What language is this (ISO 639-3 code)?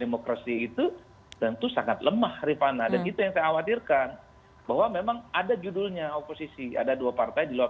ind